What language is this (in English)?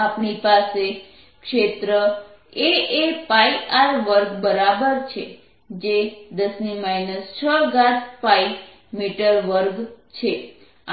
Gujarati